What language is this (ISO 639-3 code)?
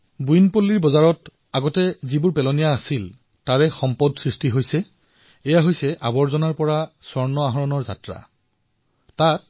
asm